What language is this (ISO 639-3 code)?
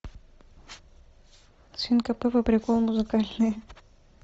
rus